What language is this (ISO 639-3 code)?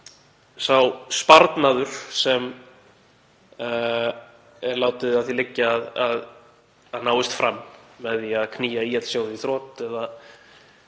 isl